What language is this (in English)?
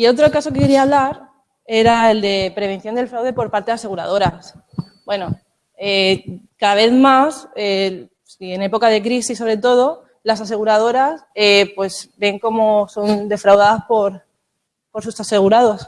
Spanish